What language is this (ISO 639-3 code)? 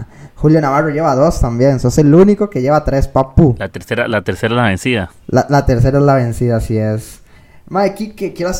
spa